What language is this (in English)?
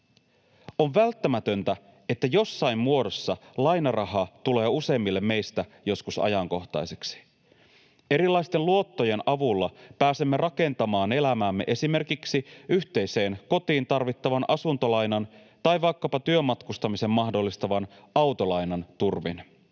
Finnish